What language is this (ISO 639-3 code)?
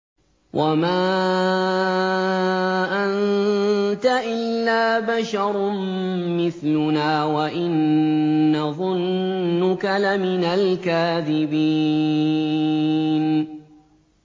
ara